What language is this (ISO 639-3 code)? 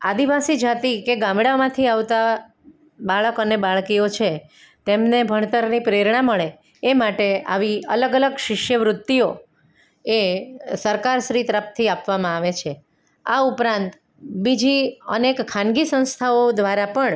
guj